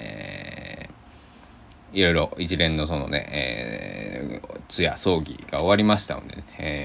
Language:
Japanese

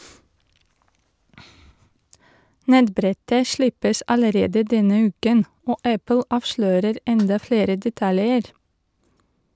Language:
Norwegian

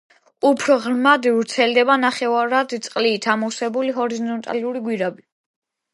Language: Georgian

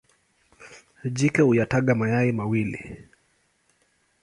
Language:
Swahili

